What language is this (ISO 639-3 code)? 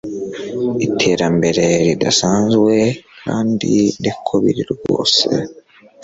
kin